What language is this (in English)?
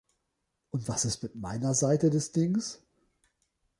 German